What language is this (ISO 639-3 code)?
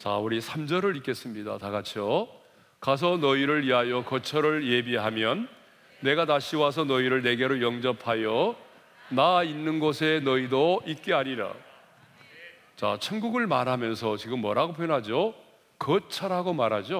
kor